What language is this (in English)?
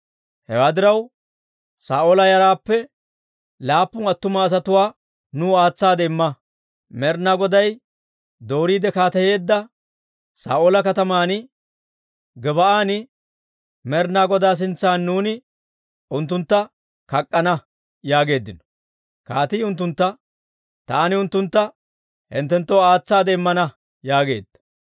Dawro